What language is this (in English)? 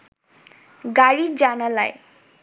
Bangla